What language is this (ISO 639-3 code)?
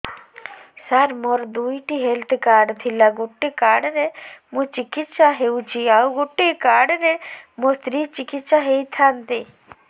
ori